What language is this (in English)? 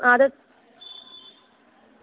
Dogri